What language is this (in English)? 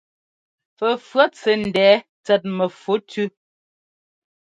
Ngomba